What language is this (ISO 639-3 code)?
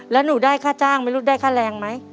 tha